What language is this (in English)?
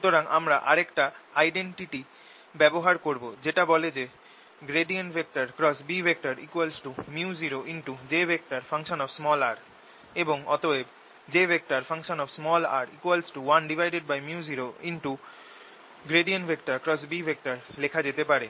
Bangla